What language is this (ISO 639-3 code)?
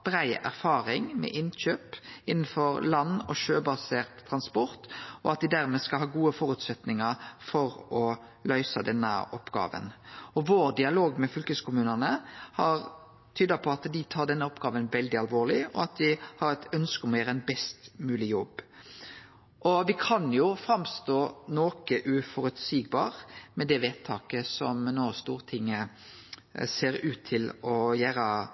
nno